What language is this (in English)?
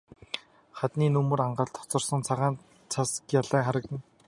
Mongolian